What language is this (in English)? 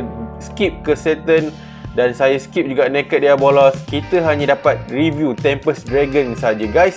Malay